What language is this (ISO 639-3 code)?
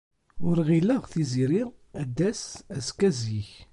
kab